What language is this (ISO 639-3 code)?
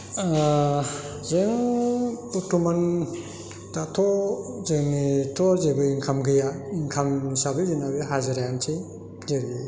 brx